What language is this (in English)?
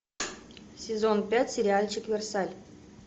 Russian